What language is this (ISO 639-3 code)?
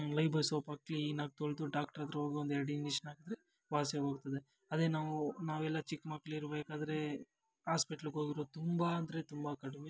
kan